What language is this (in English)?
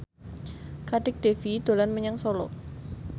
Javanese